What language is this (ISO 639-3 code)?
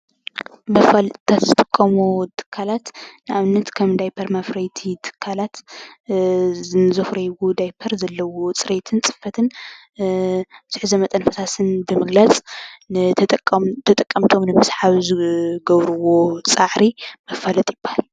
tir